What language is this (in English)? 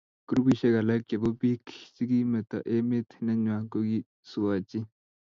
Kalenjin